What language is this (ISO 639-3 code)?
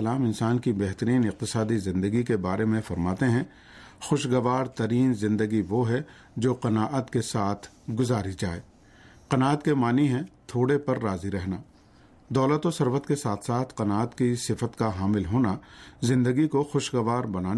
urd